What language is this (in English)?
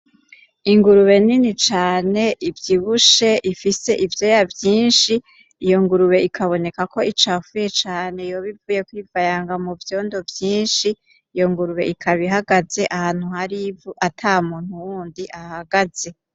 Rundi